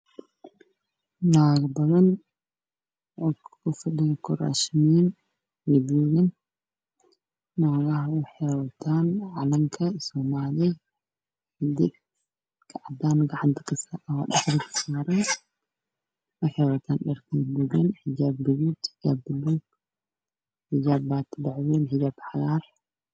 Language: Somali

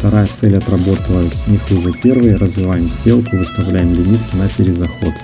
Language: Russian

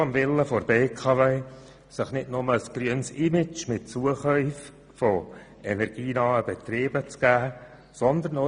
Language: Swiss German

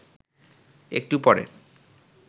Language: Bangla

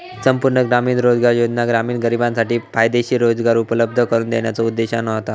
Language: Marathi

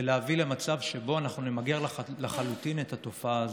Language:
Hebrew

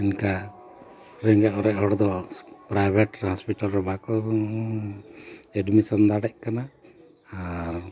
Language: Santali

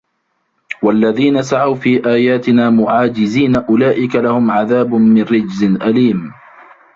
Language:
Arabic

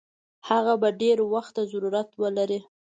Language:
Pashto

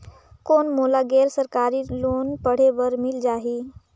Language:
Chhattisgarhi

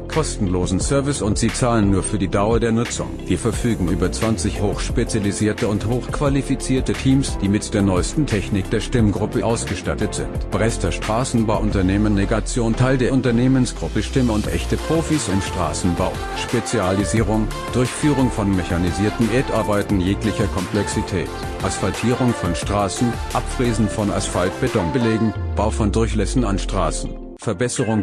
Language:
German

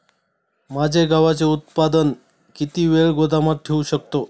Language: Marathi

